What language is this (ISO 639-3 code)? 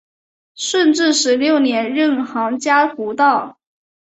zho